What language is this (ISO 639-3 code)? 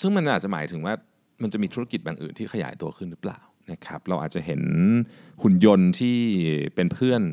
tha